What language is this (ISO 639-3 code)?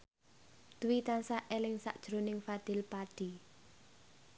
jav